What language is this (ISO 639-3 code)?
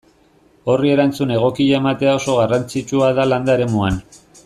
eus